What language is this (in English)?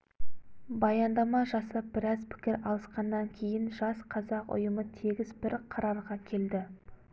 Kazakh